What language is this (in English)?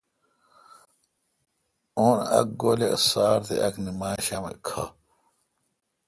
Kalkoti